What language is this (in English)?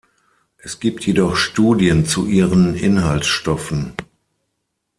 German